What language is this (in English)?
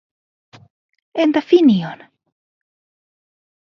Finnish